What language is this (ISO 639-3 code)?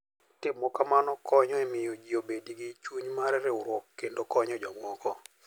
luo